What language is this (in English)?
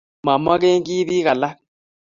Kalenjin